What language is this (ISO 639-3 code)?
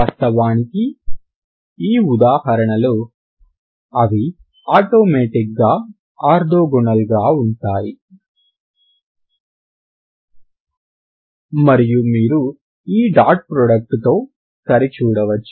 tel